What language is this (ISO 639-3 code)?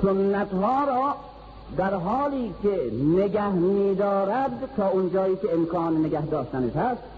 fas